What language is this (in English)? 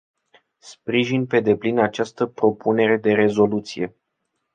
Romanian